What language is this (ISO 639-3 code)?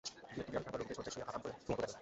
ben